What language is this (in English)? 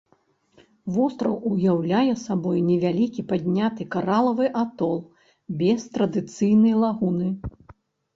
Belarusian